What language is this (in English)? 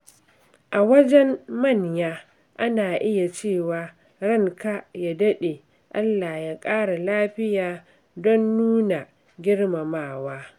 Hausa